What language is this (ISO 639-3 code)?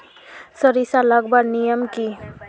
mag